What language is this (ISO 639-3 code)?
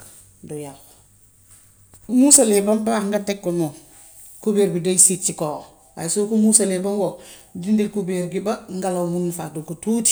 wof